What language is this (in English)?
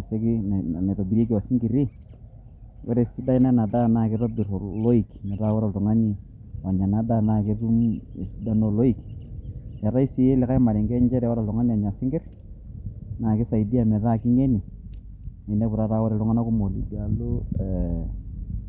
Masai